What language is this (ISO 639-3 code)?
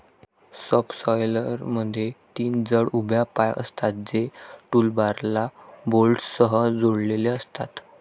mar